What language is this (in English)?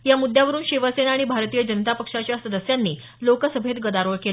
Marathi